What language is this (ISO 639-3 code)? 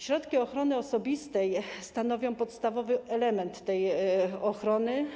pol